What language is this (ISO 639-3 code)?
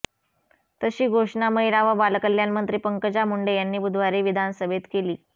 mar